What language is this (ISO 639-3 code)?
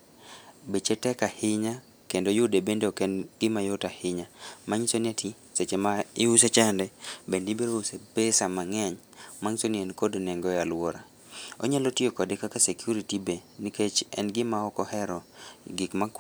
luo